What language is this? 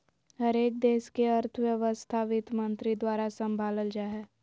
Magahi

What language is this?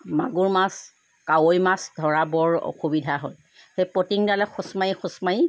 Assamese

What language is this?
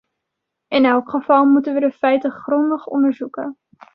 Dutch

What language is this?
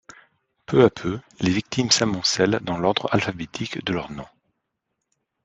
French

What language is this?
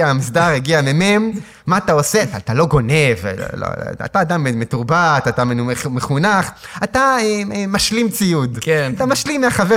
Hebrew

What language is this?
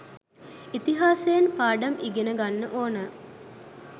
Sinhala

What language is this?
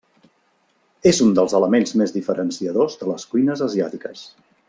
Catalan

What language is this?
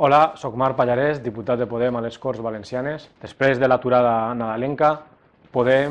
Catalan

